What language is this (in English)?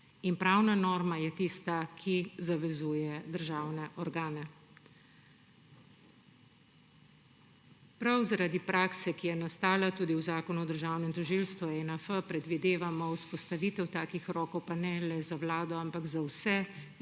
Slovenian